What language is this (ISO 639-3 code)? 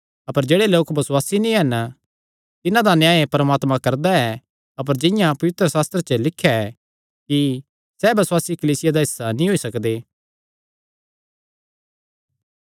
xnr